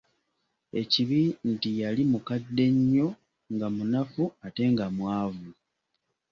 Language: Ganda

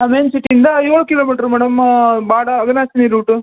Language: Kannada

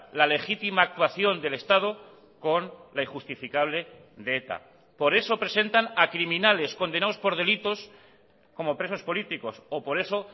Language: Spanish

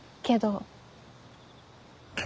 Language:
Japanese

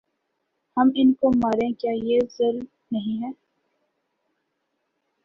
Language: Urdu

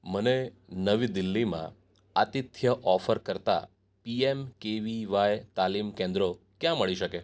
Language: Gujarati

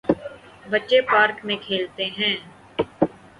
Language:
Urdu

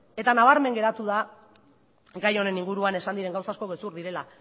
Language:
Basque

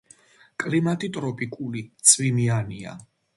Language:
Georgian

